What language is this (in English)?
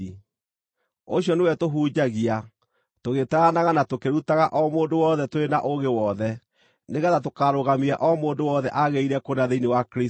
Kikuyu